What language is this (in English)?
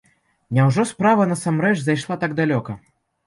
Belarusian